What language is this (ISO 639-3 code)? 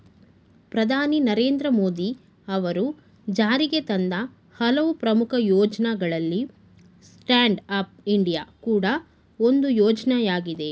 kan